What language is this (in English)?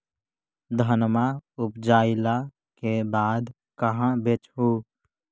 Magahi